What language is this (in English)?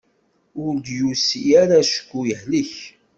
Kabyle